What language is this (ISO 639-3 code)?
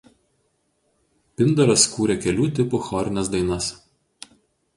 lit